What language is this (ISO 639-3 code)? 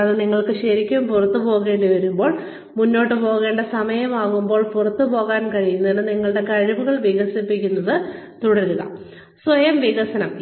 mal